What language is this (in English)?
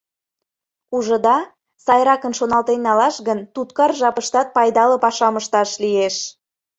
Mari